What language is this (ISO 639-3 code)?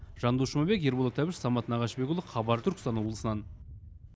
kaz